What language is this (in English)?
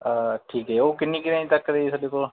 Punjabi